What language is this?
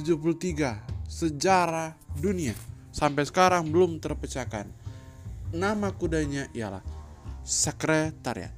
Indonesian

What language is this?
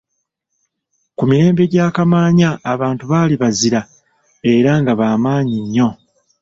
Ganda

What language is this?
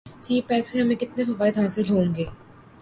Urdu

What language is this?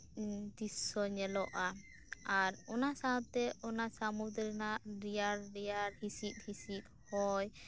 Santali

